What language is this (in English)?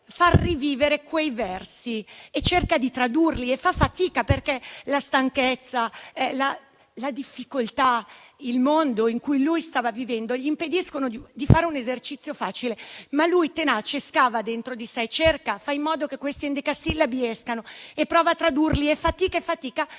Italian